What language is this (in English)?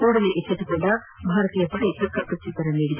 Kannada